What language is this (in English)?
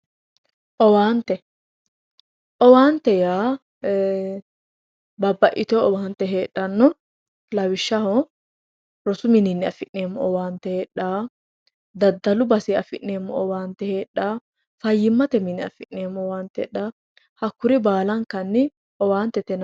Sidamo